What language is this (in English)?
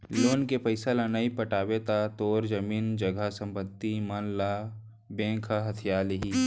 Chhattisgarhi